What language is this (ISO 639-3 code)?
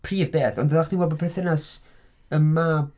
cym